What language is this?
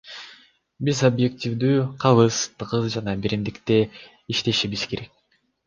Kyrgyz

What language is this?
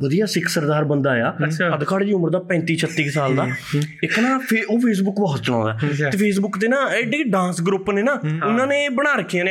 Punjabi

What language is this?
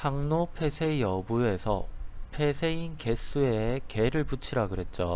Korean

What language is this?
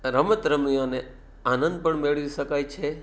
Gujarati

